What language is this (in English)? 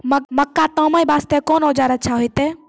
Maithili